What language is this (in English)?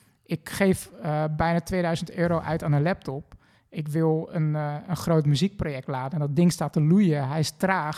Dutch